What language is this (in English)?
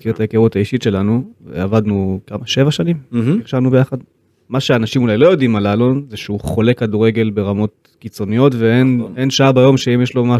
Hebrew